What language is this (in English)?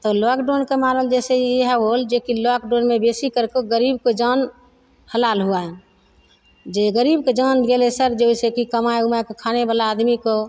Maithili